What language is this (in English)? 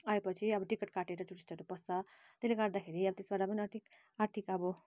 Nepali